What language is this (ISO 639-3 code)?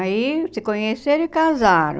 por